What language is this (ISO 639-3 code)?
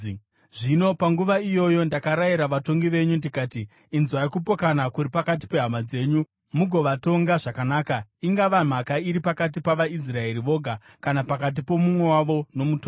sna